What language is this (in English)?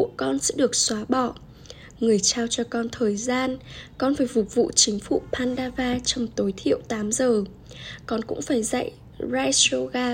Vietnamese